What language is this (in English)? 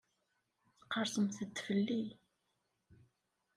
Kabyle